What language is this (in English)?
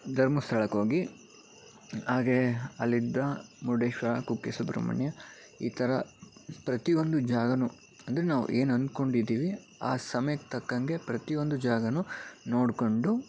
Kannada